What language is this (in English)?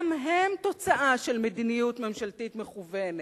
Hebrew